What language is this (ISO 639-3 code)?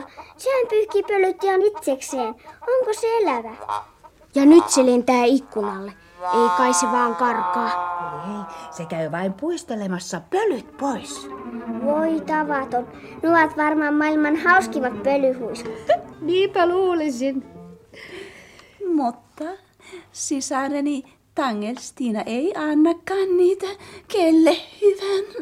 fin